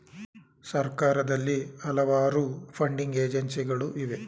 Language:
Kannada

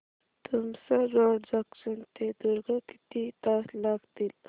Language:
Marathi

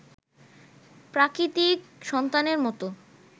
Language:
Bangla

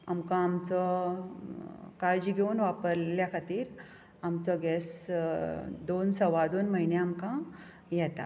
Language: Konkani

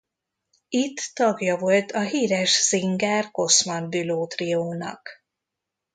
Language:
Hungarian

